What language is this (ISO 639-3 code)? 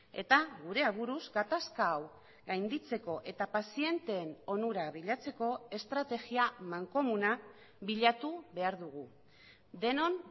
eus